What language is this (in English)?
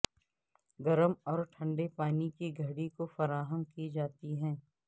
Urdu